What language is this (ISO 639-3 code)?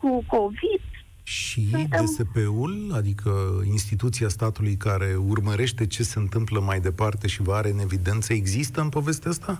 ron